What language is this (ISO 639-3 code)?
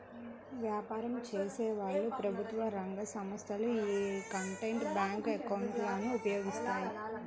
tel